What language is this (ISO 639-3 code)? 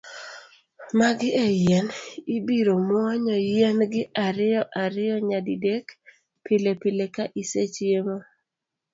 luo